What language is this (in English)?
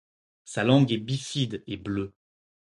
French